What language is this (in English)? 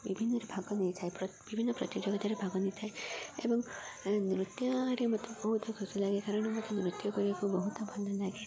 Odia